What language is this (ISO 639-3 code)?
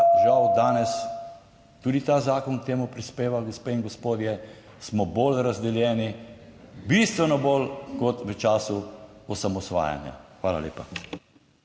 slv